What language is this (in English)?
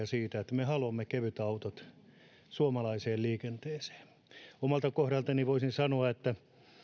Finnish